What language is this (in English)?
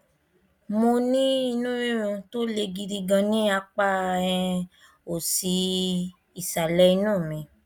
Yoruba